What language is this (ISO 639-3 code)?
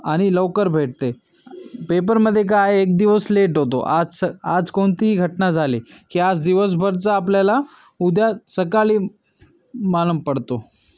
mar